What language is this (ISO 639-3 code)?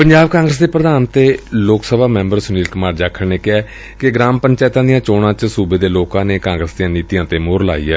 pan